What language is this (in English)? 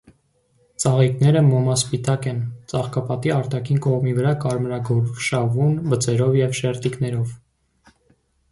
Armenian